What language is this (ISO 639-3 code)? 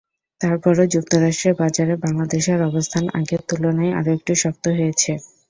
ben